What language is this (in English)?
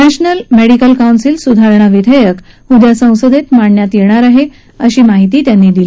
Marathi